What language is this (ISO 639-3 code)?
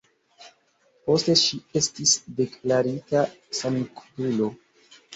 epo